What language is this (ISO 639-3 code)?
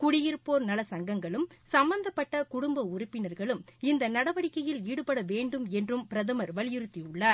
tam